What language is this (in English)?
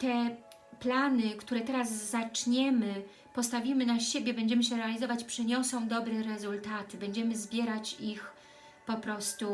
Polish